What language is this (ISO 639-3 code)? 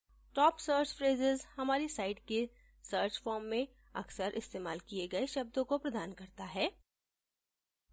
hin